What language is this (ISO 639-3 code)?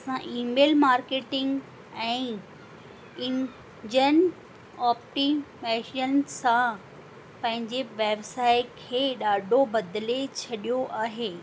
snd